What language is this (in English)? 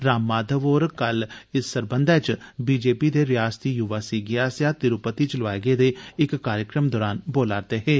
Dogri